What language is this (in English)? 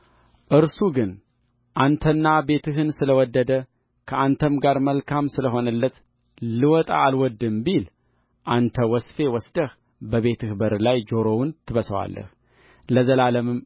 Amharic